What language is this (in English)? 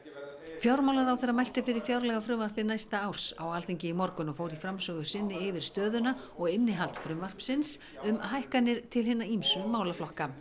Icelandic